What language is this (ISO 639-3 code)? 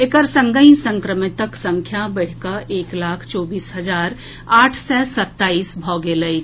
mai